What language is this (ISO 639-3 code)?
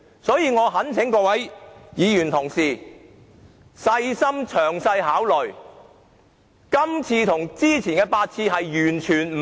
yue